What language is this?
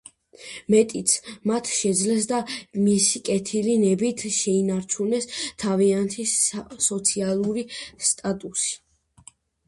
Georgian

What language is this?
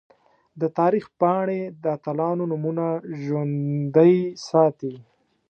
Pashto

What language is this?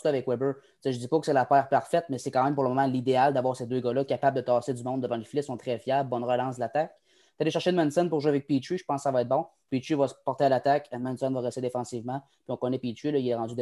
French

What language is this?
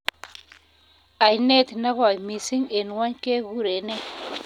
Kalenjin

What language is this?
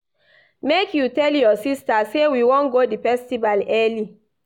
Nigerian Pidgin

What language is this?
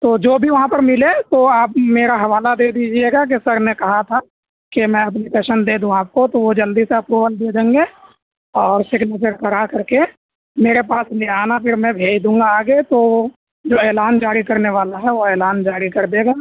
Urdu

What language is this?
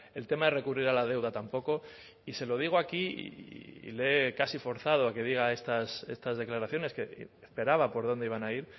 Spanish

